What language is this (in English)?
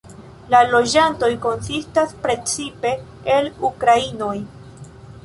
Esperanto